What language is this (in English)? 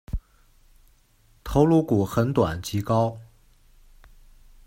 Chinese